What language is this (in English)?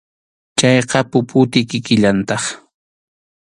Arequipa-La Unión Quechua